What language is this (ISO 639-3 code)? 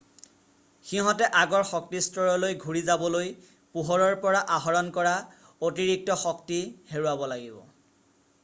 asm